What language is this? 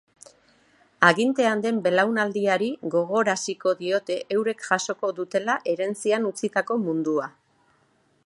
Basque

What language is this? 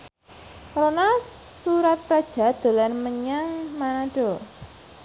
Javanese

